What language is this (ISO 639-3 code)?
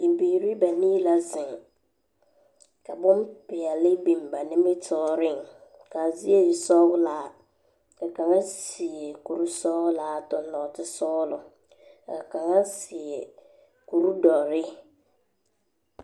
dga